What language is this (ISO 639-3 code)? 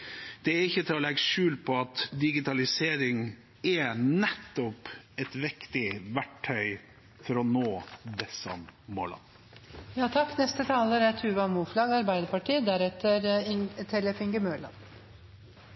nob